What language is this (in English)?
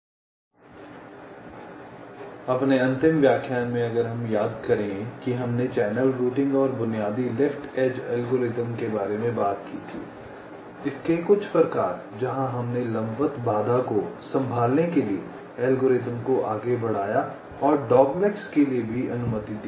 Hindi